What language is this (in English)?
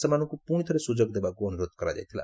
Odia